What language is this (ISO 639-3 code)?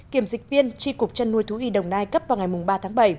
vie